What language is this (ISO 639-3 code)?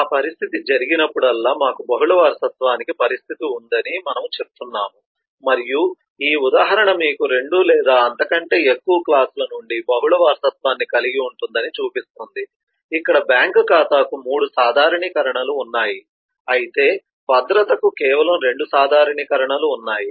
tel